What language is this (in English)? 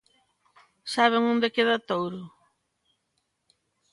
Galician